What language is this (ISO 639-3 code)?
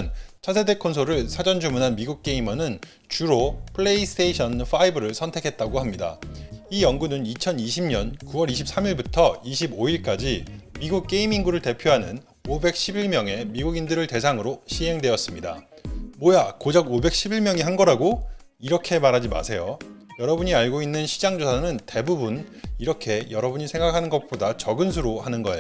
kor